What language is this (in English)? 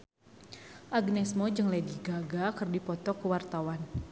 Sundanese